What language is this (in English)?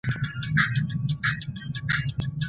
Pashto